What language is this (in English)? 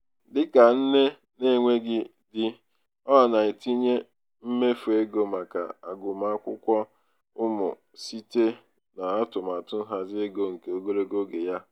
Igbo